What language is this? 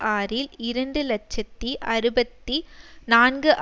Tamil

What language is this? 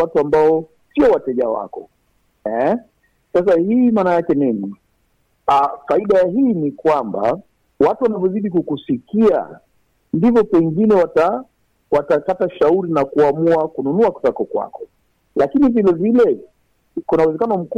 Swahili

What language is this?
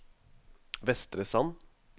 Norwegian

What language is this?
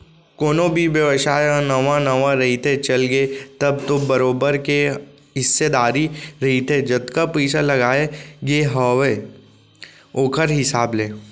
Chhattisgarhi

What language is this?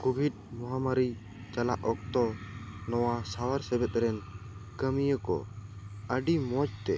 Santali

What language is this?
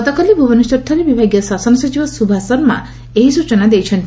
Odia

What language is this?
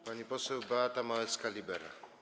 Polish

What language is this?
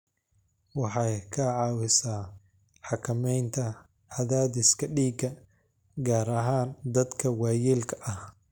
Somali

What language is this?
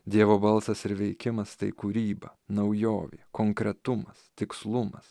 Lithuanian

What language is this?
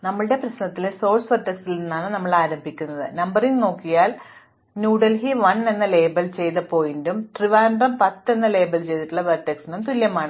Malayalam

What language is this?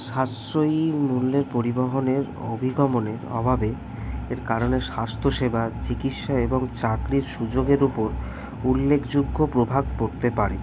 Bangla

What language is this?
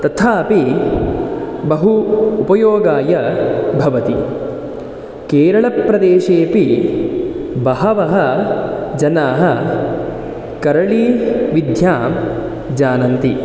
Sanskrit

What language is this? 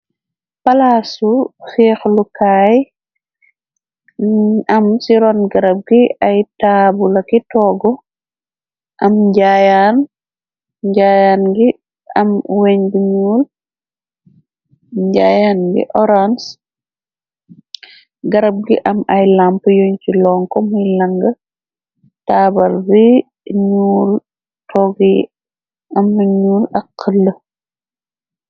Wolof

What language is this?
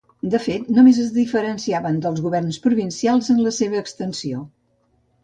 Catalan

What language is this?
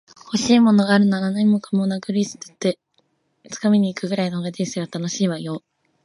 Japanese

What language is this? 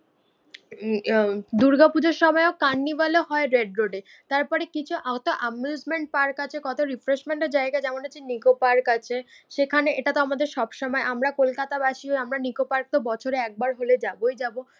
Bangla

